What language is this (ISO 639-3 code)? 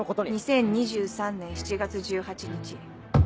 jpn